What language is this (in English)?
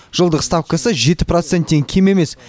Kazakh